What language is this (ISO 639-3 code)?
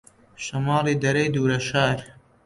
ckb